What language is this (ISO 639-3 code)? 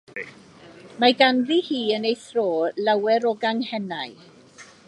cym